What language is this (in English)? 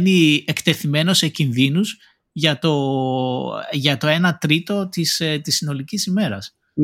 Greek